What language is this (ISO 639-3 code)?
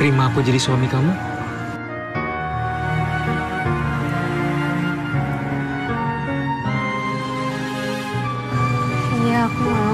ind